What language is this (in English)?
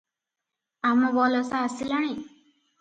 Odia